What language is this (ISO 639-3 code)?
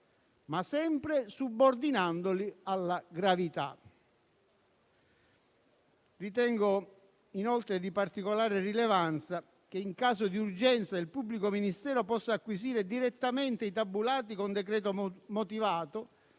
ita